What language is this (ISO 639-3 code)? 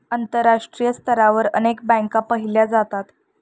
mar